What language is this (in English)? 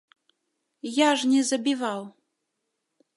Belarusian